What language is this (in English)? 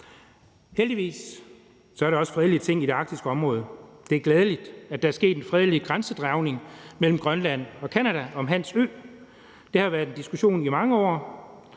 Danish